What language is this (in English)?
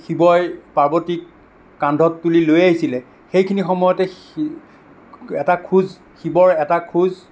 Assamese